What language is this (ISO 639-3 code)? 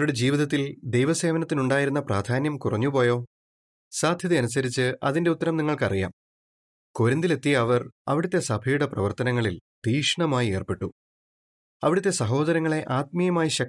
mal